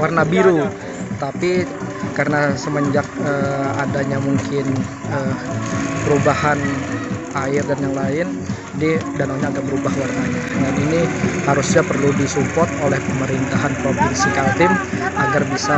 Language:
Indonesian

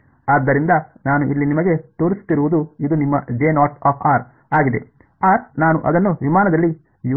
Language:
Kannada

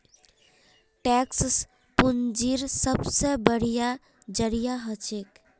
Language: Magahi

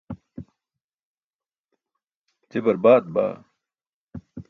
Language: Burushaski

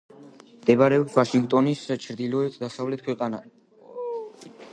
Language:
Georgian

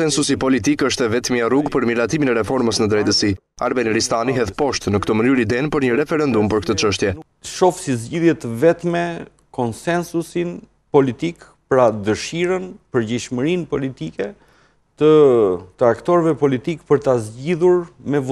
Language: Romanian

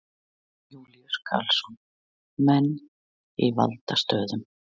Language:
Icelandic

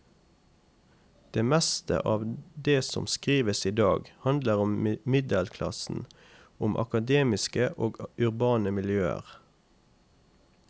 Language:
Norwegian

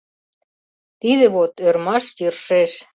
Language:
Mari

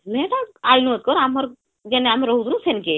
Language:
Odia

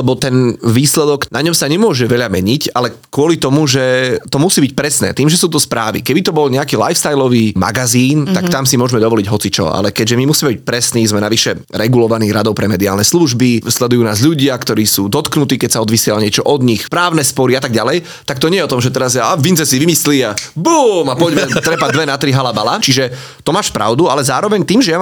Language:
Slovak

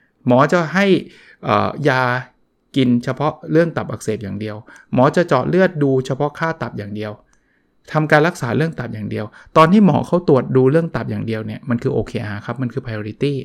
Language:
Thai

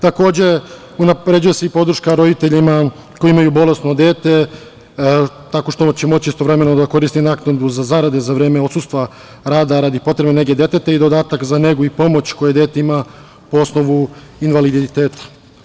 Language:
Serbian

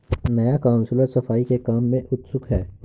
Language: Hindi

